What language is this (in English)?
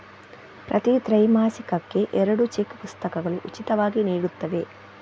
Kannada